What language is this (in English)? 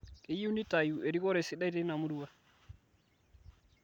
Masai